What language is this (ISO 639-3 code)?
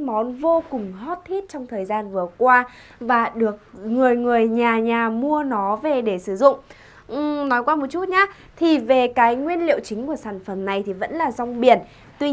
vie